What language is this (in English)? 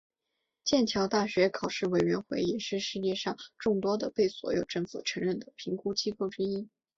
Chinese